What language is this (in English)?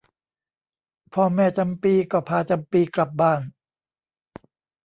Thai